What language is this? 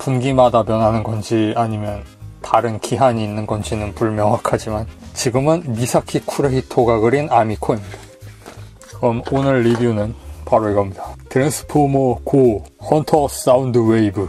Korean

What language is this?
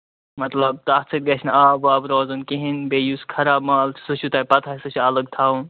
Kashmiri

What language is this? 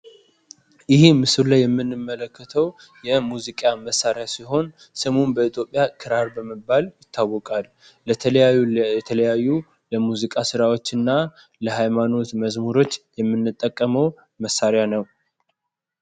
Amharic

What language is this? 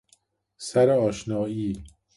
Persian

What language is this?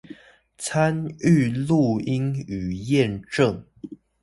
Chinese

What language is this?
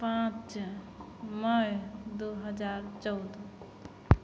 Maithili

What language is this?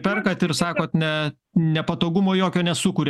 Lithuanian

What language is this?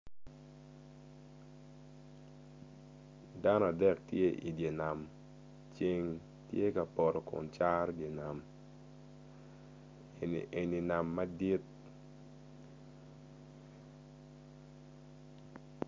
Acoli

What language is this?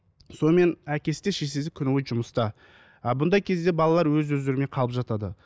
Kazakh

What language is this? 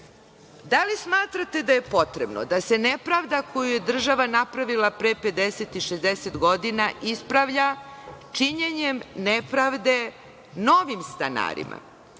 Serbian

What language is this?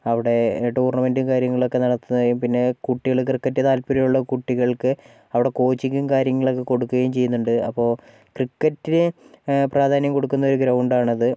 Malayalam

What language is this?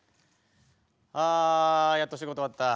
Japanese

